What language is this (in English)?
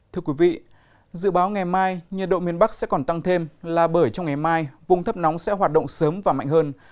Vietnamese